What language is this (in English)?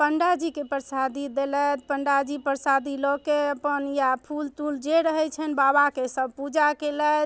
Maithili